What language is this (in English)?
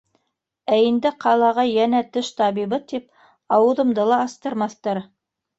Bashkir